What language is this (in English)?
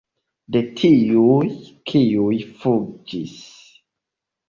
Esperanto